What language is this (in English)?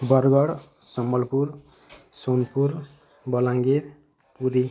Odia